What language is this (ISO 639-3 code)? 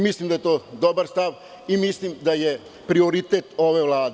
srp